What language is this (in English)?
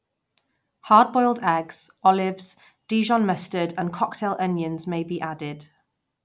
English